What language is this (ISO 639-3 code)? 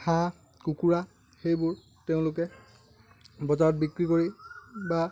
asm